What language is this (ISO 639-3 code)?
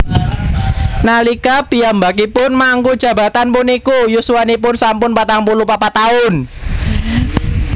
jav